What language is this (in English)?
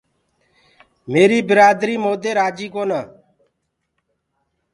Gurgula